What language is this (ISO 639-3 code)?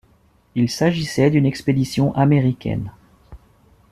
fra